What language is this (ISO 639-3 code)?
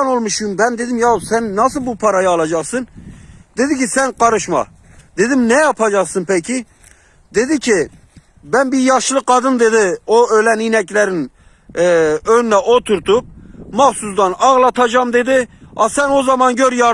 tur